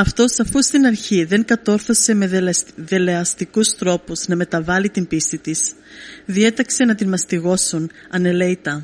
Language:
Greek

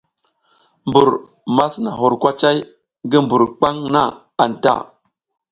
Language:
South Giziga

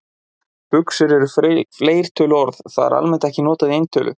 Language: Icelandic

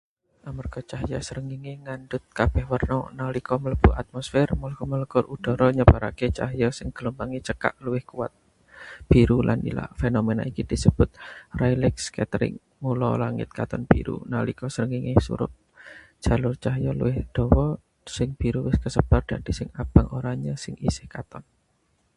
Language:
Javanese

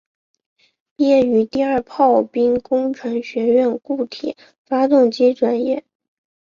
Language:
Chinese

